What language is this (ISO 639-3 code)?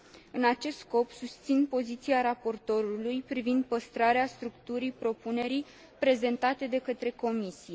ron